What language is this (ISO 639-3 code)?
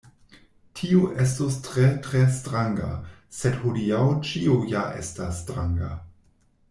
epo